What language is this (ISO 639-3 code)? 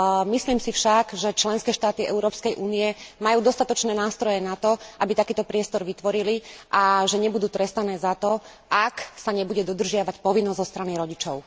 slk